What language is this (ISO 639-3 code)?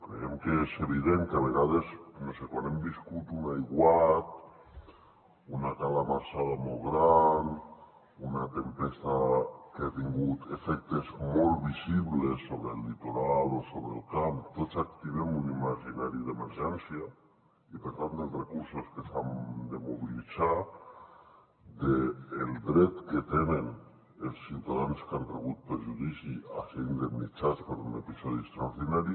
cat